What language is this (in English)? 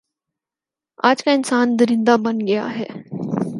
Urdu